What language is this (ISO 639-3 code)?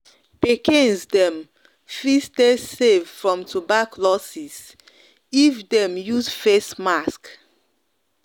pcm